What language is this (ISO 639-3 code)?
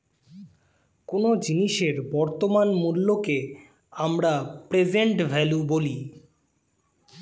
ben